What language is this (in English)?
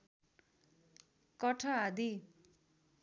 Nepali